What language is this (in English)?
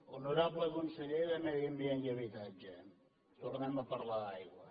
Catalan